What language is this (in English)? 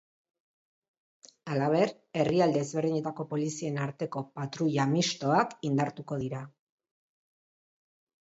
Basque